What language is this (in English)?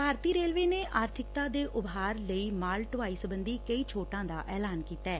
Punjabi